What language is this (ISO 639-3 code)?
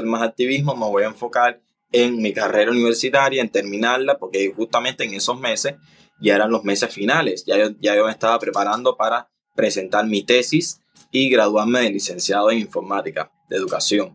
spa